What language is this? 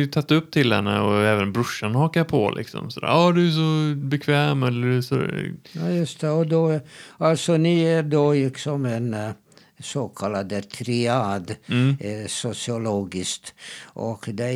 Swedish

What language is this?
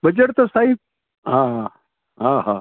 Sindhi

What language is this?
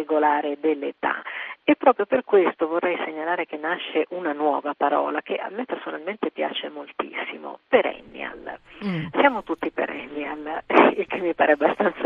Italian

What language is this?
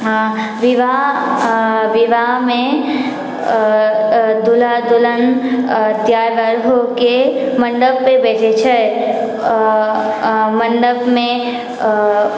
Maithili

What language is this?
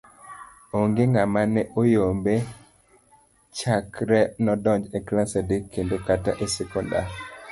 Luo (Kenya and Tanzania)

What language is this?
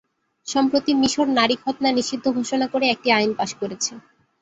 Bangla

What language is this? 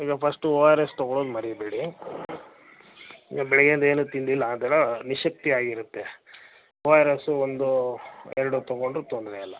Kannada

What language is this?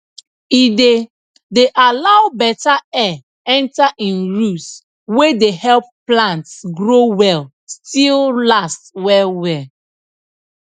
Nigerian Pidgin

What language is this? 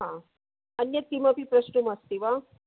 Sanskrit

